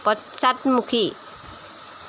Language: Assamese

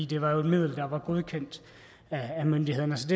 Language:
Danish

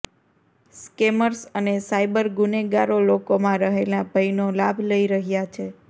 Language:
Gujarati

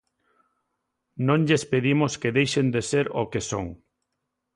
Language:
Galician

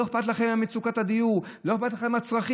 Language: Hebrew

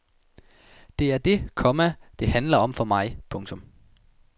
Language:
Danish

